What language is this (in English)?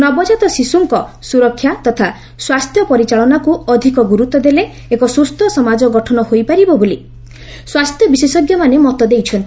Odia